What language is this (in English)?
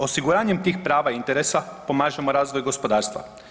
Croatian